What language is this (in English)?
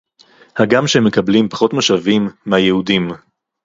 Hebrew